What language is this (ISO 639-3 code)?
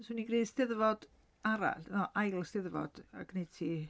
cym